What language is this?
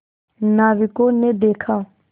Hindi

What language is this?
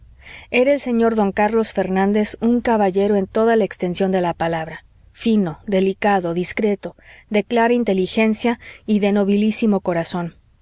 Spanish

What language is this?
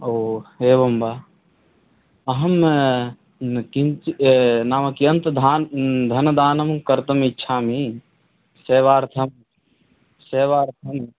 Sanskrit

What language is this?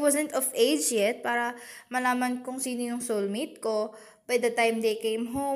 Filipino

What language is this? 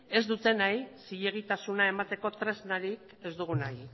Basque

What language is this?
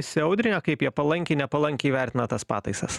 Lithuanian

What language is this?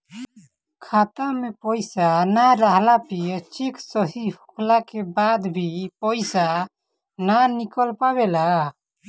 Bhojpuri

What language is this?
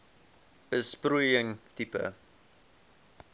Afrikaans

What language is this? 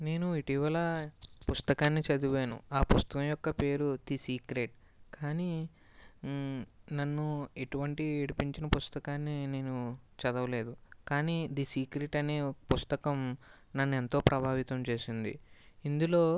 Telugu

